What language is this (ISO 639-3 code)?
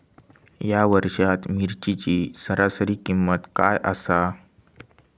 mar